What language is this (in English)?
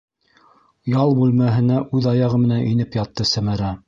Bashkir